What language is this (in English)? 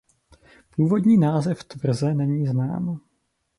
Czech